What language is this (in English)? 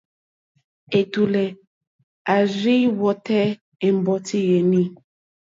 Mokpwe